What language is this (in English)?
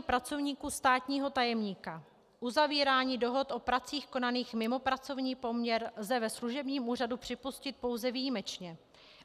Czech